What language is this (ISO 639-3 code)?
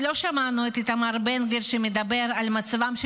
heb